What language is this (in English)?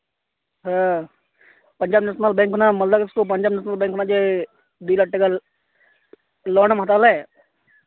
Santali